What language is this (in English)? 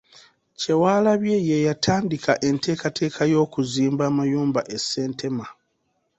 Ganda